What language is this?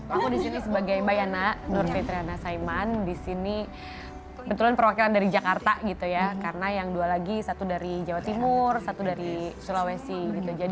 Indonesian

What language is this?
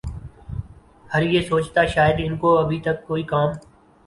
Urdu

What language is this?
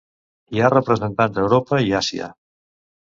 Catalan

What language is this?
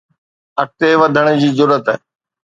Sindhi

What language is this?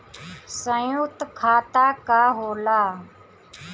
Bhojpuri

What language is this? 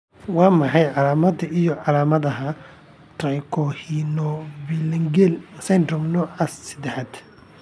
Somali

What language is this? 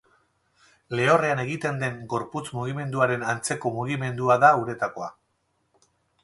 Basque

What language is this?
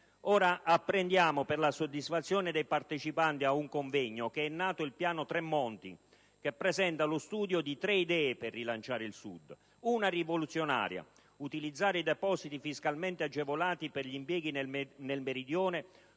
Italian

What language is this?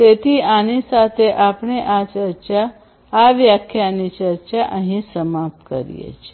Gujarati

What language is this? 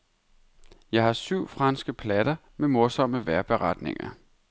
Danish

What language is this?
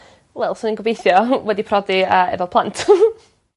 Welsh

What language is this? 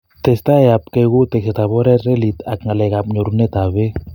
Kalenjin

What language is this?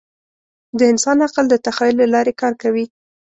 Pashto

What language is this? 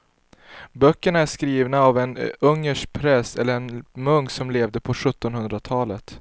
Swedish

